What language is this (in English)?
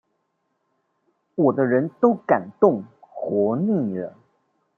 Chinese